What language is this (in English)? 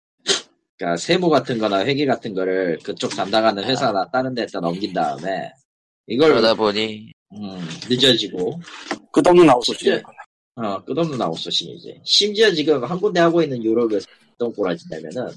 Korean